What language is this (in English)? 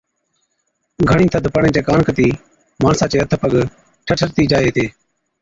Od